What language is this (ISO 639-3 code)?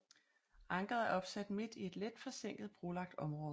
dan